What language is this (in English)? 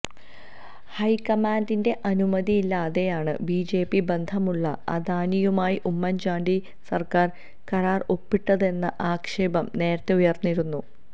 Malayalam